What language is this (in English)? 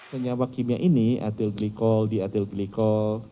Indonesian